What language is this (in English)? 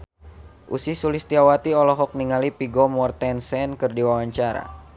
Sundanese